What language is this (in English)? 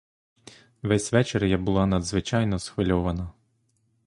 Ukrainian